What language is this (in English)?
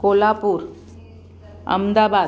Sindhi